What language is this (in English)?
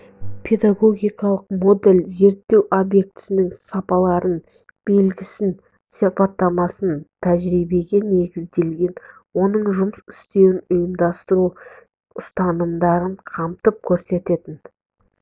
Kazakh